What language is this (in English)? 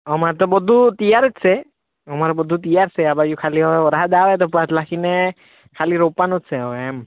Gujarati